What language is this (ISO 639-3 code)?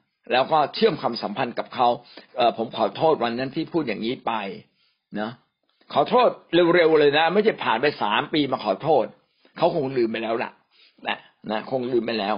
tha